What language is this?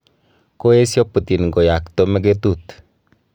Kalenjin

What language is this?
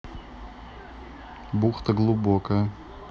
Russian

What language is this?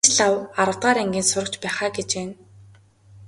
Mongolian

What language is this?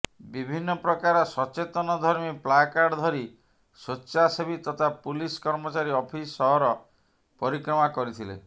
Odia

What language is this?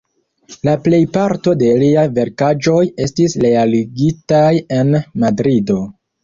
Esperanto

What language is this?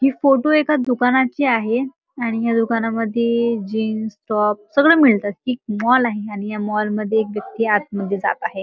Marathi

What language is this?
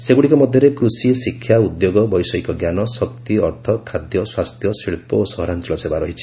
Odia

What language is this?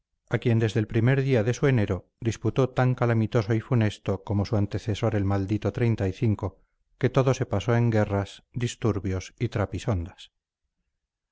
Spanish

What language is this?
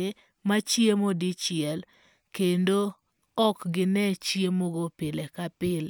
Luo (Kenya and Tanzania)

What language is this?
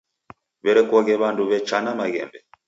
Taita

